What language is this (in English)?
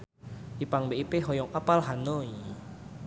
Sundanese